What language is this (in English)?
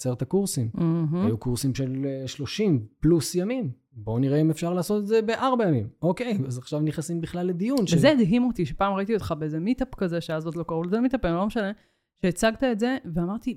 Hebrew